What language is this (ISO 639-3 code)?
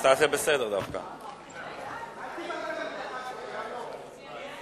heb